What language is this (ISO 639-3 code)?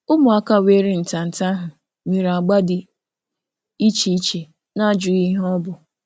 ibo